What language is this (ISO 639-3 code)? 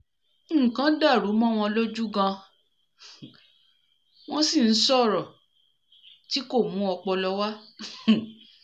yor